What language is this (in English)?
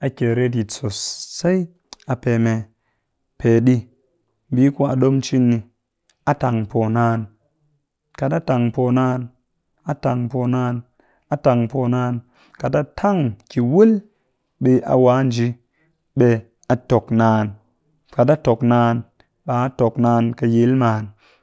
Cakfem-Mushere